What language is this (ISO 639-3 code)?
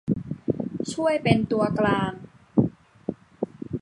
tha